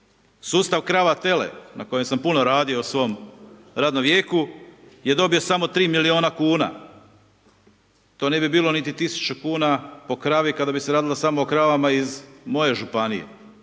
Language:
Croatian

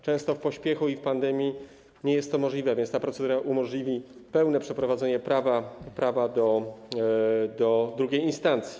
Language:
Polish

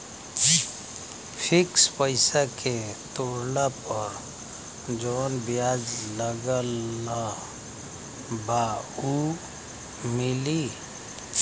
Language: Bhojpuri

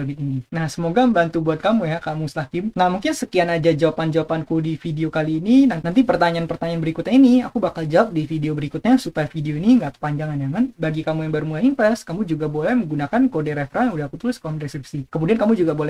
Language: Indonesian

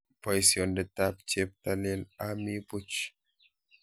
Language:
Kalenjin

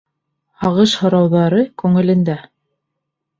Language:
Bashkir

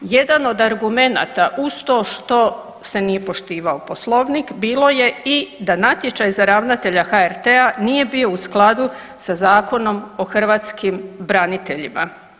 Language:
Croatian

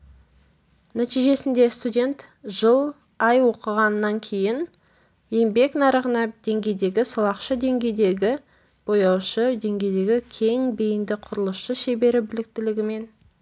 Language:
Kazakh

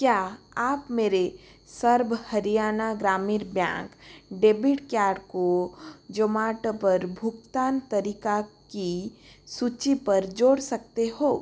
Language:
Hindi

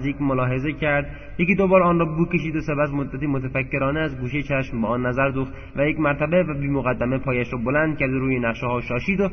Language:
Persian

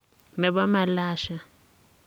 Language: Kalenjin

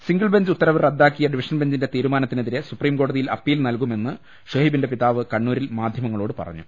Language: Malayalam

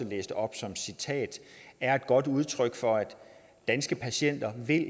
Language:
Danish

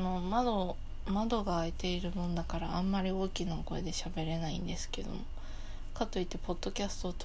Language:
Japanese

